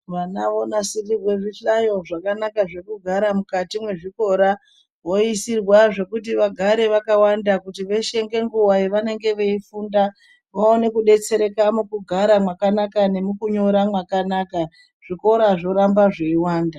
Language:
Ndau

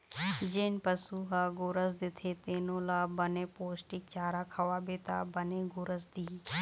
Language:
Chhattisgarhi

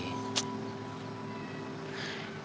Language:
Indonesian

